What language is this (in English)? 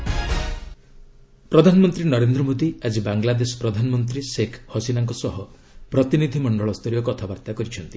Odia